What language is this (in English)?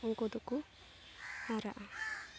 Santali